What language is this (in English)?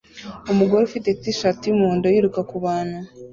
Kinyarwanda